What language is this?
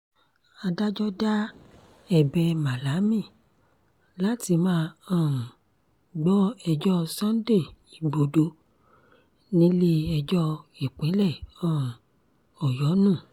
Yoruba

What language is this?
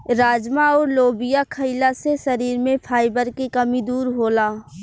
Bhojpuri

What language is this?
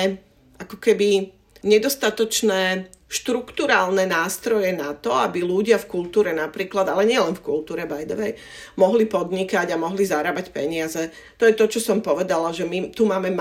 Slovak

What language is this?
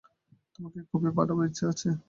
Bangla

